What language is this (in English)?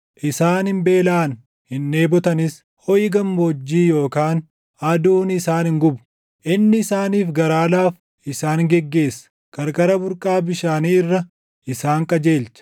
Oromo